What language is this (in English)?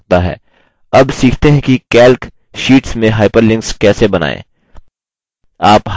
Hindi